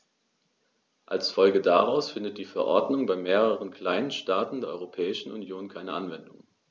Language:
German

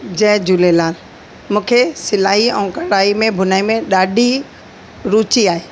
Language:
Sindhi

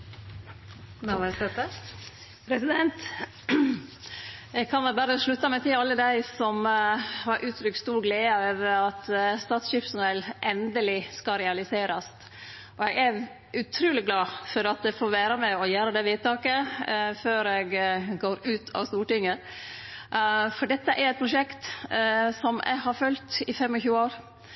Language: Norwegian Nynorsk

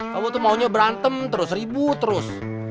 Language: Indonesian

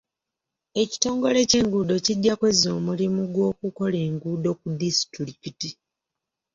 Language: Ganda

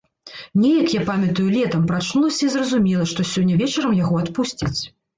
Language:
Belarusian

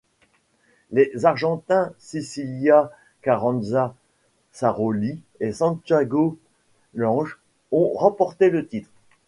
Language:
French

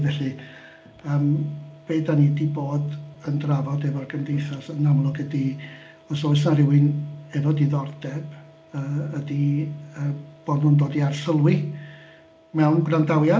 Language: Welsh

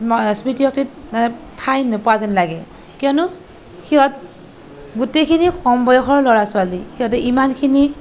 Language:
Assamese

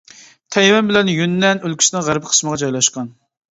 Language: Uyghur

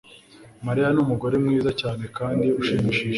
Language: Kinyarwanda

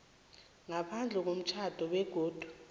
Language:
South Ndebele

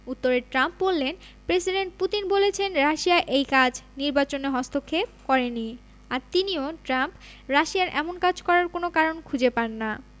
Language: Bangla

